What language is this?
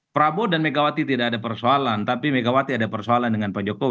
Indonesian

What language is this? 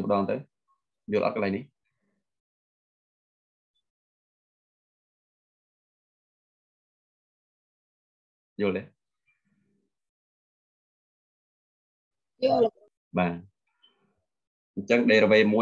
Vietnamese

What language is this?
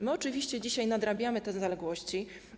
Polish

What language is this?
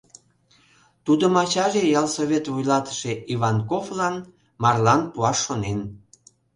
Mari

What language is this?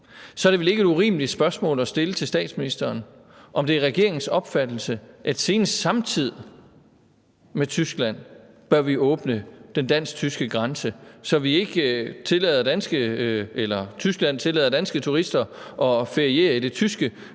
Danish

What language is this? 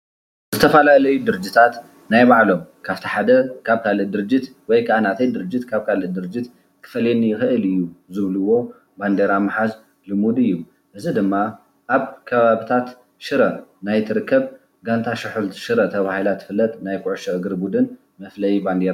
Tigrinya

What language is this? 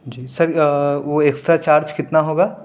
Urdu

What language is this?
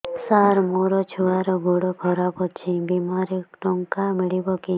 Odia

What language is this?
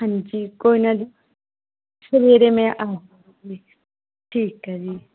Punjabi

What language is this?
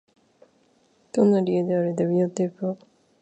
Japanese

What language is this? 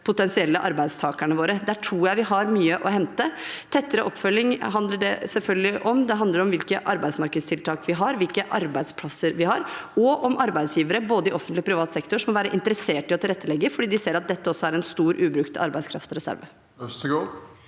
Norwegian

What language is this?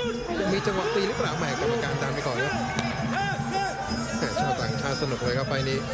Thai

